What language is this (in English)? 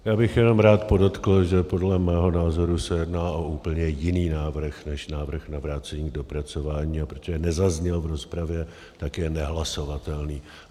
Czech